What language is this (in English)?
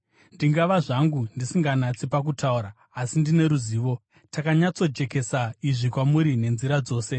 Shona